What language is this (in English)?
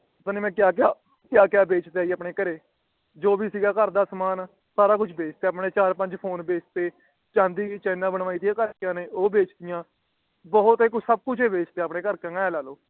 Punjabi